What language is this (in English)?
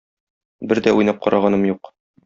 Tatar